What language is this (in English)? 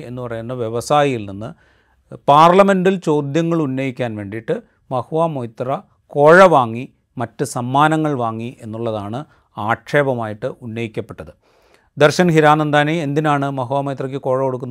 Malayalam